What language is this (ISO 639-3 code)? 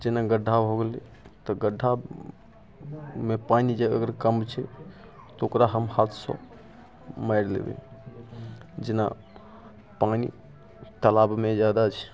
mai